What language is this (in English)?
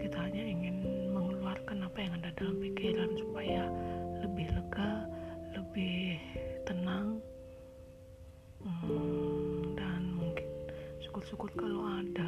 Indonesian